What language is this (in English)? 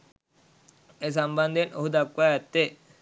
Sinhala